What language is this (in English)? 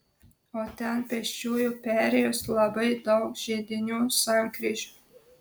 Lithuanian